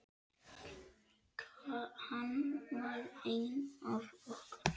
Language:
Icelandic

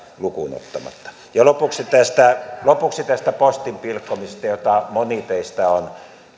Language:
Finnish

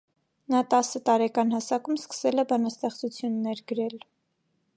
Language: Armenian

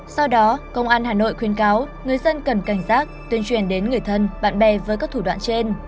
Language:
Vietnamese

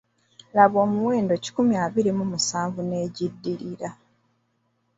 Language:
Ganda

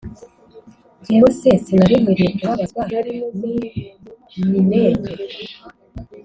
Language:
Kinyarwanda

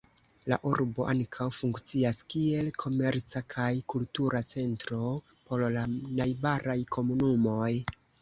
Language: Esperanto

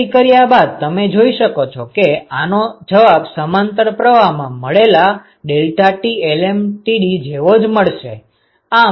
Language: Gujarati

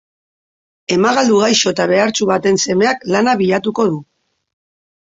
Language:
Basque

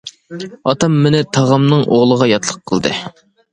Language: Uyghur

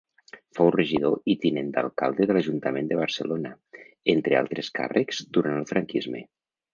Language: Catalan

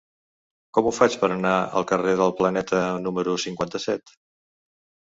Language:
Catalan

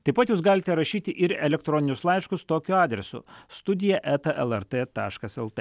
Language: Lithuanian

